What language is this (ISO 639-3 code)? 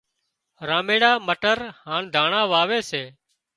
kxp